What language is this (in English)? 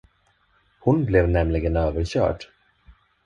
Swedish